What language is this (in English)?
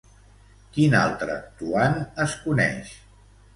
Catalan